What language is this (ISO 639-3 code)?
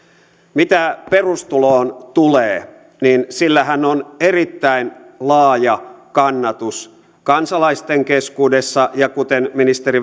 fin